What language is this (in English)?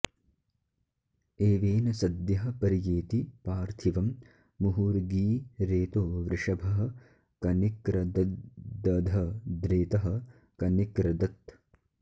Sanskrit